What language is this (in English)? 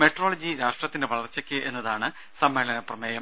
Malayalam